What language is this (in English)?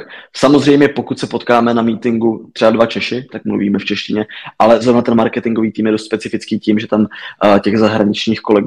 Czech